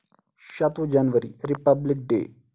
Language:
Kashmiri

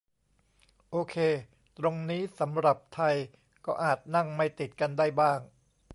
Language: Thai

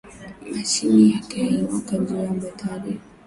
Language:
Swahili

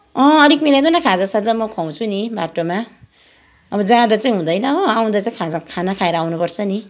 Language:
Nepali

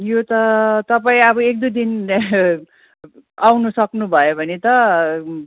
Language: Nepali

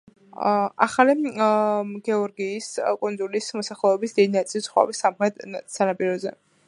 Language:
Georgian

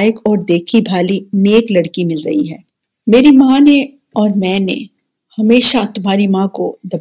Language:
Urdu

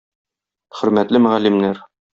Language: Tatar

